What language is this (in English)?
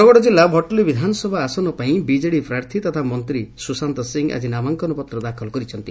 Odia